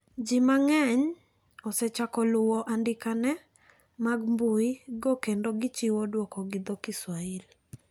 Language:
Luo (Kenya and Tanzania)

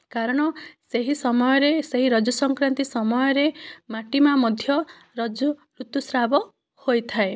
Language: Odia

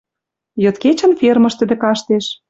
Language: Western Mari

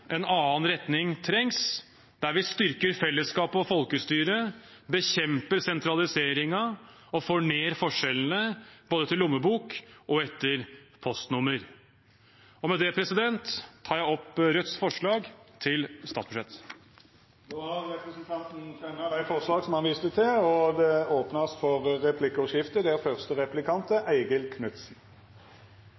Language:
Norwegian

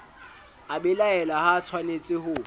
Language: Southern Sotho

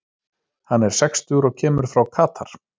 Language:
Icelandic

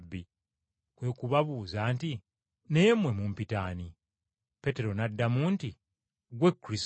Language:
Ganda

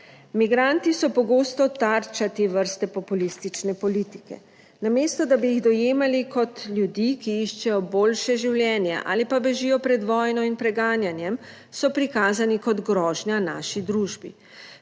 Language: Slovenian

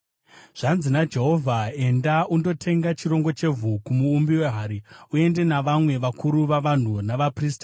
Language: Shona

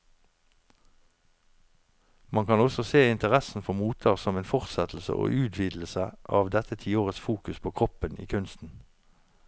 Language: Norwegian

